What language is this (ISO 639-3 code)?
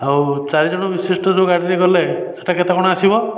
ori